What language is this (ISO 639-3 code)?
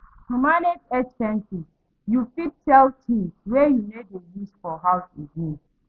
pcm